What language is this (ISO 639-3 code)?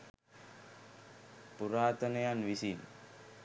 sin